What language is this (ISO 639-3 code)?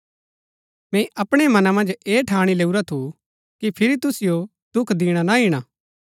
gbk